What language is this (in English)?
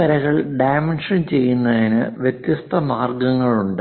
Malayalam